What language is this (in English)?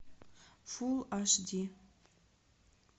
Russian